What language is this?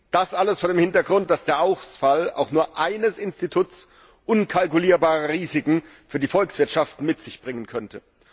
German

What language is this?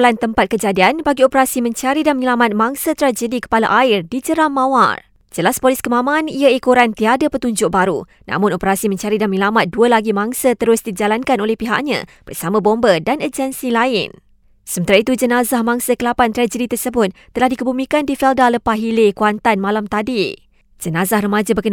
Malay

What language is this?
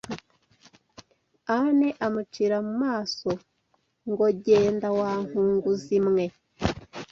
Kinyarwanda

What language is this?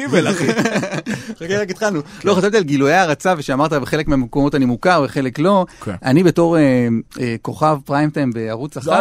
Hebrew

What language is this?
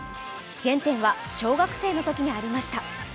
Japanese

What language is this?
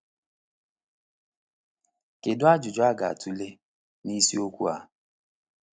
Igbo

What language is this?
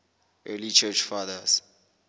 Southern Sotho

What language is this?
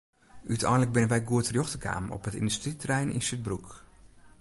Western Frisian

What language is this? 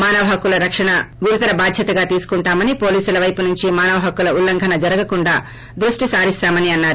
Telugu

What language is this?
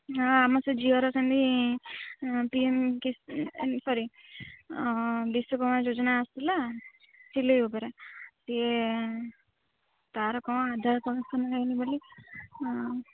Odia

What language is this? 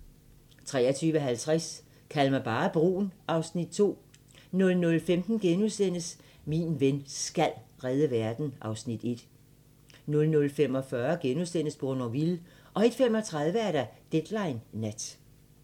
Danish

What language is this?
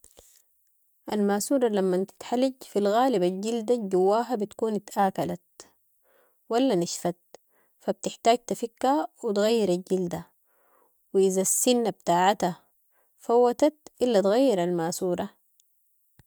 Sudanese Arabic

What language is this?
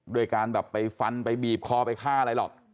Thai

